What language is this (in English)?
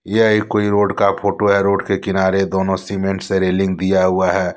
Hindi